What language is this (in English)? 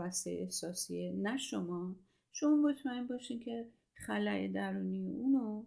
Persian